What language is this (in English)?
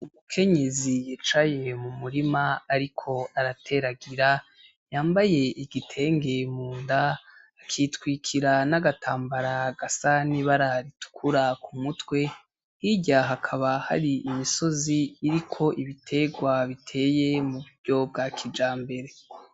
Rundi